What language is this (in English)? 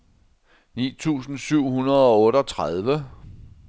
Danish